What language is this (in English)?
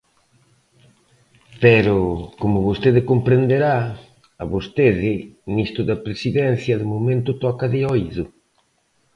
Galician